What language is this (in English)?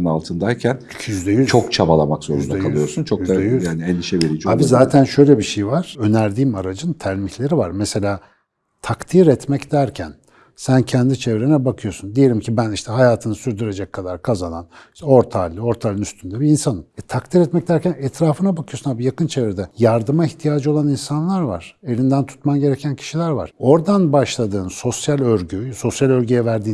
Turkish